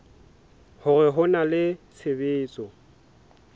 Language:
Southern Sotho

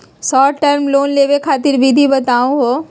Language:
Magahi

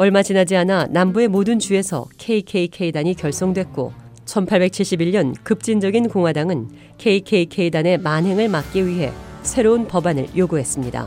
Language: Korean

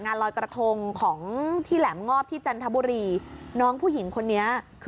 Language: Thai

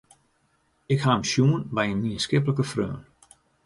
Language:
Western Frisian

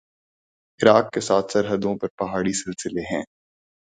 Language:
Urdu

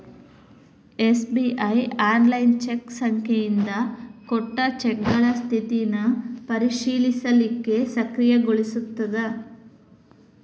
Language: Kannada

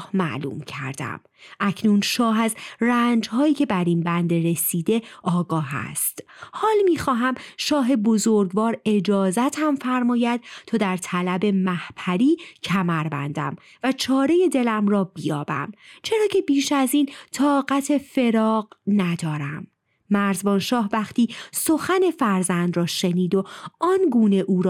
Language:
Persian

